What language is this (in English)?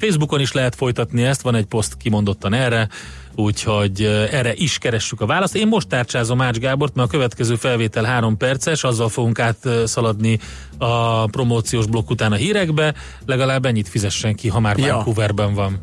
Hungarian